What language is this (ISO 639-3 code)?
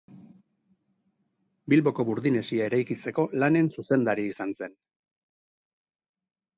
eus